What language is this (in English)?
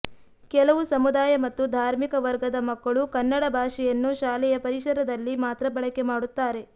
Kannada